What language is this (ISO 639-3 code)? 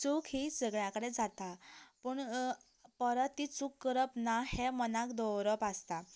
kok